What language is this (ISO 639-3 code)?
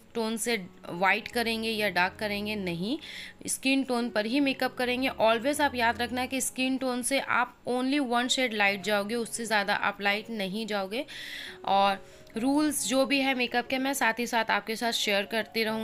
hin